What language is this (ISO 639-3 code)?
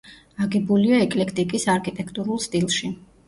kat